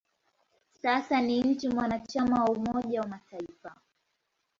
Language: Swahili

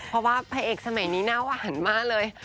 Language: Thai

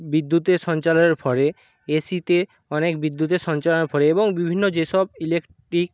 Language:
Bangla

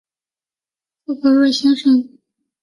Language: Chinese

